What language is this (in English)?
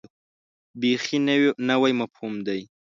Pashto